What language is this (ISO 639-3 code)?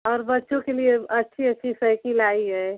hin